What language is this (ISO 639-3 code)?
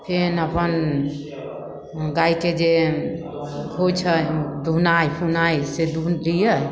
mai